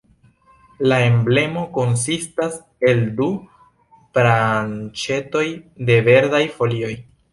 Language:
Esperanto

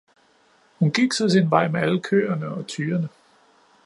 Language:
Danish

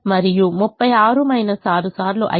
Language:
Telugu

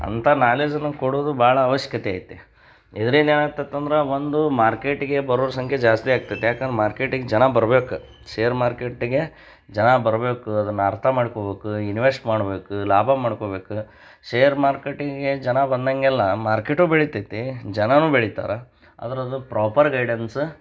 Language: Kannada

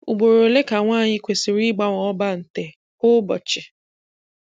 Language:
Igbo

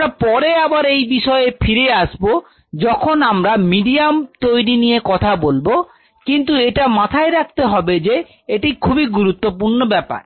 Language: Bangla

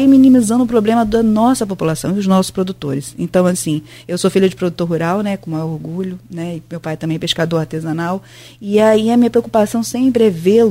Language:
Portuguese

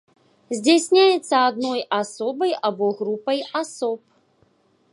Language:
Belarusian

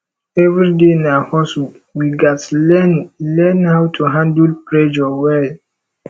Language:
Nigerian Pidgin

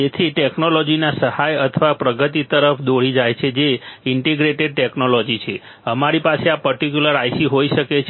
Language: Gujarati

